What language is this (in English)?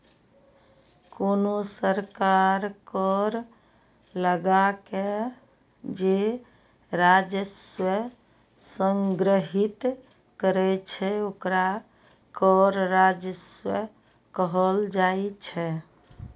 Maithili